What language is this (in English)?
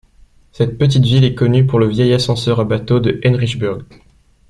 French